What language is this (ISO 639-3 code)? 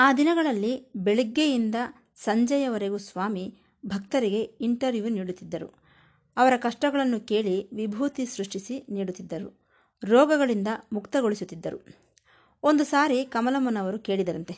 kan